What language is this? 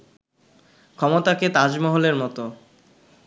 Bangla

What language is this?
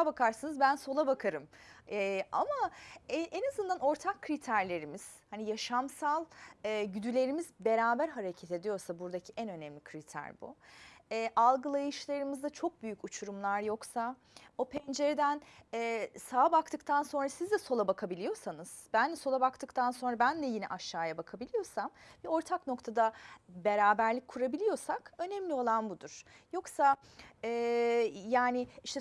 Turkish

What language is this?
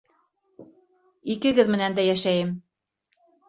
Bashkir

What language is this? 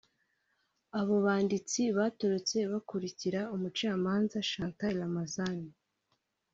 Kinyarwanda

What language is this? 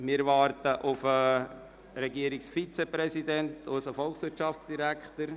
Swiss German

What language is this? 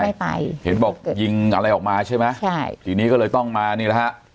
Thai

